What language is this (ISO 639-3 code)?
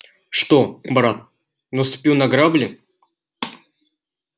rus